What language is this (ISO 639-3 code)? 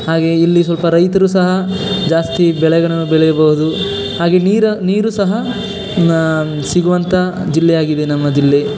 kan